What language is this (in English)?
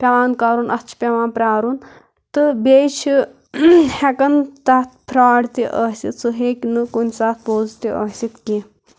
Kashmiri